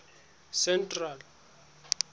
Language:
Southern Sotho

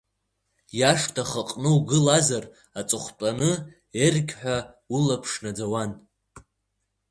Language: Abkhazian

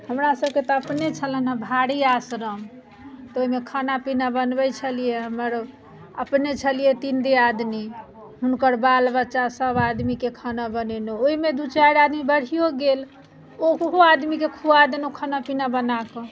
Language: Maithili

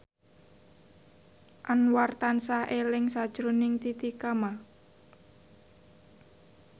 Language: Javanese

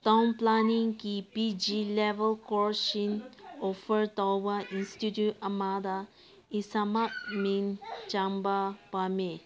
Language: Manipuri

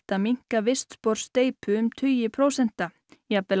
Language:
Icelandic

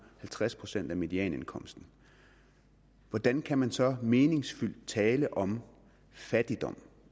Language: Danish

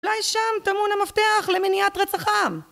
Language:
Hebrew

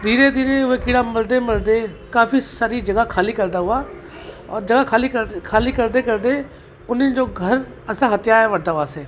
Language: Sindhi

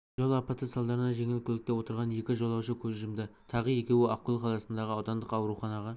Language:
Kazakh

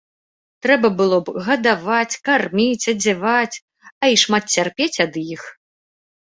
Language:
Belarusian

